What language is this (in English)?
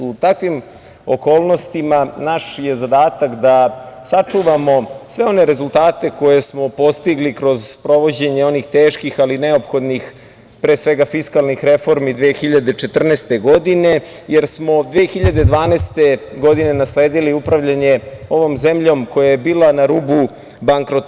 Serbian